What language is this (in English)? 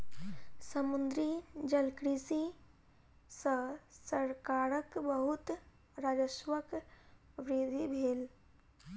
Maithili